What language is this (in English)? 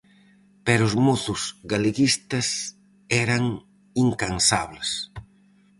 Galician